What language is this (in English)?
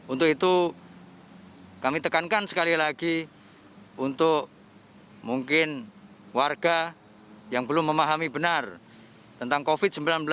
Indonesian